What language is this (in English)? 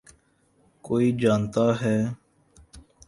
Urdu